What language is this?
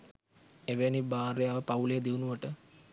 Sinhala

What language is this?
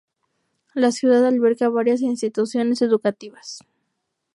Spanish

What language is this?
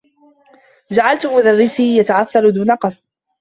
Arabic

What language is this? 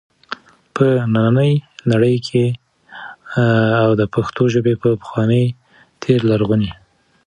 Pashto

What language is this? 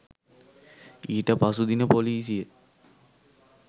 Sinhala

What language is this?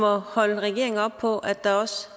Danish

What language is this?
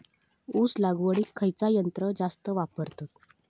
Marathi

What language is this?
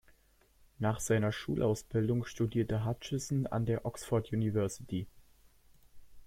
German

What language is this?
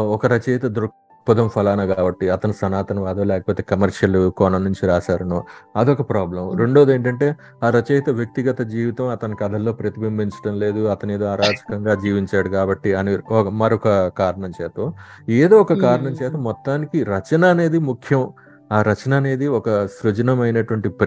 Telugu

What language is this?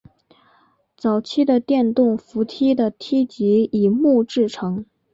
Chinese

